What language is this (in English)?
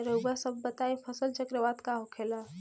Bhojpuri